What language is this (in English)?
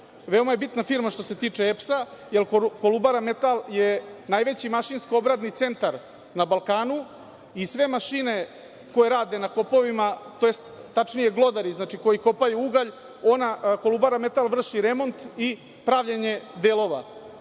Serbian